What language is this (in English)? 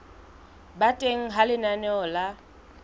Southern Sotho